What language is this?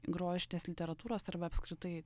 Lithuanian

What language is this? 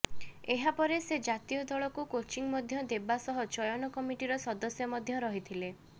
Odia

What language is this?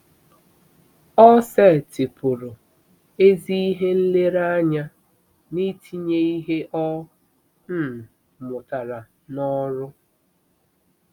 Igbo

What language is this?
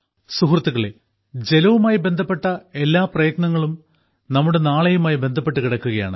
Malayalam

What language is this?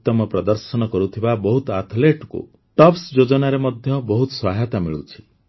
Odia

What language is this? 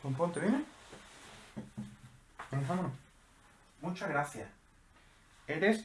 Spanish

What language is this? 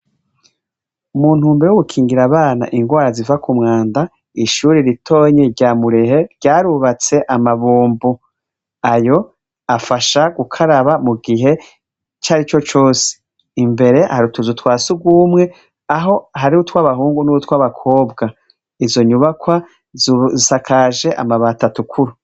Rundi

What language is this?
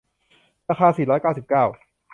Thai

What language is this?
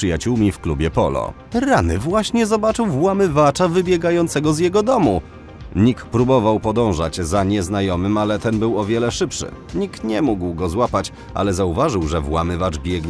Polish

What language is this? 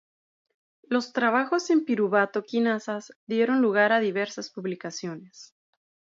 Spanish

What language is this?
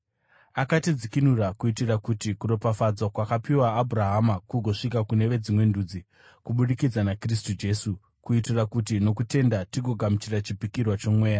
Shona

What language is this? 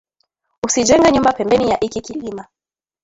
Swahili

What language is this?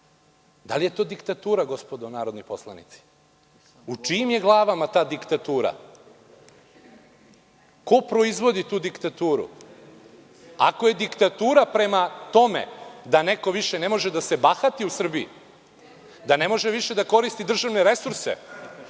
Serbian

